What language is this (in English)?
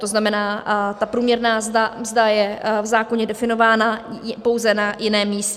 Czech